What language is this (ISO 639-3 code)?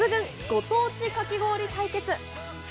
jpn